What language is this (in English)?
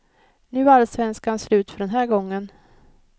Swedish